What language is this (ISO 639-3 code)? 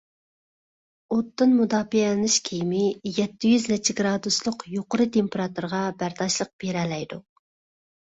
uig